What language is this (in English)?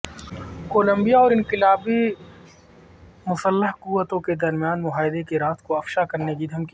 Urdu